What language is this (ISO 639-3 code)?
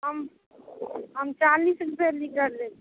mai